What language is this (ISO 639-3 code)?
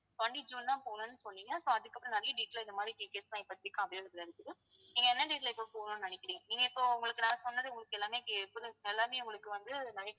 tam